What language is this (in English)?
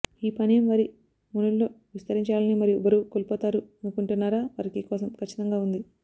Telugu